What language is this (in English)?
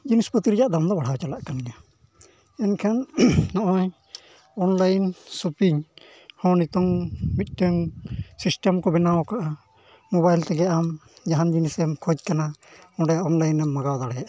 Santali